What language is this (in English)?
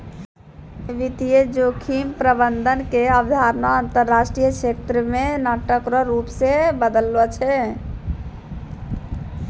Maithili